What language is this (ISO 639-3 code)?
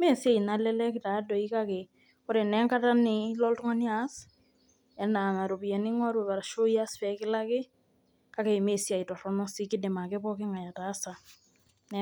mas